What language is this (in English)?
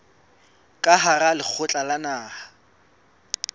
Southern Sotho